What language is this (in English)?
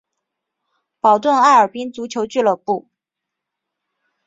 Chinese